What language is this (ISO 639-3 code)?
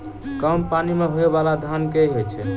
mai